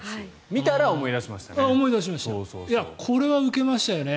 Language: Japanese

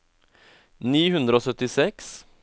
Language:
Norwegian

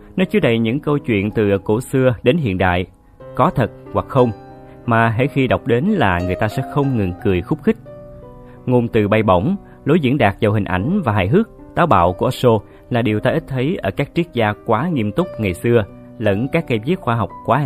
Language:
Vietnamese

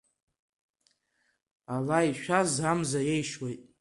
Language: Abkhazian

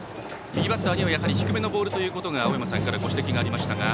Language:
Japanese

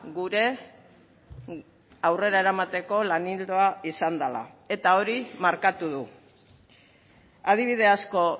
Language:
Basque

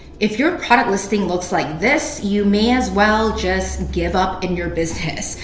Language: English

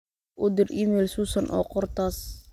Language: Somali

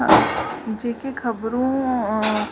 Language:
Sindhi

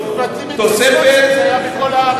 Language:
Hebrew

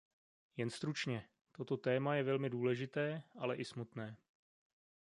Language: Czech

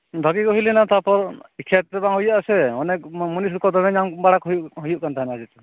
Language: Santali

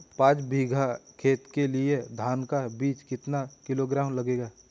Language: Hindi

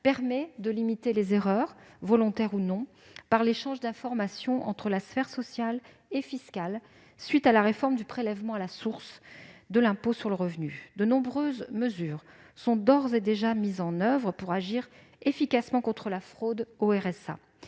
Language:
French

